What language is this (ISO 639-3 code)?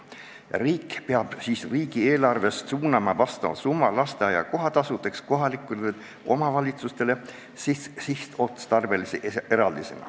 est